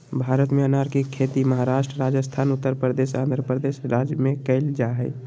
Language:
Magahi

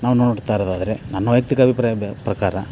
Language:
Kannada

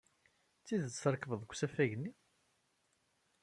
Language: Kabyle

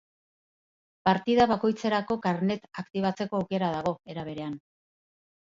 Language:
Basque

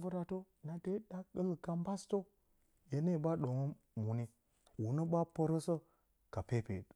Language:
Bacama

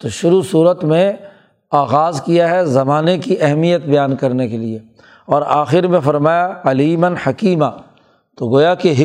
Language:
Urdu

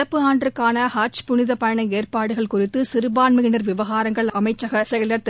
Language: Tamil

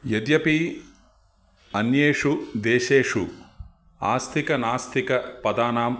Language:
Sanskrit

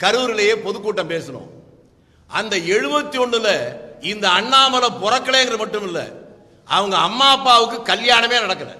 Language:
Tamil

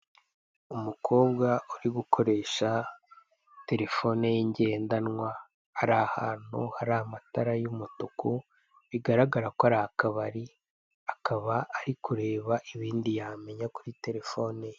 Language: Kinyarwanda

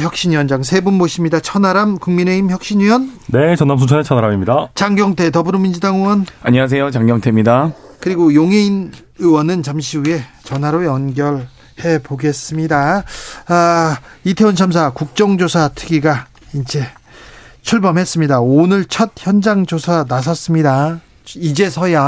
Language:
Korean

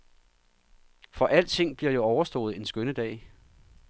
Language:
Danish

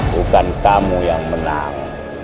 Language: Indonesian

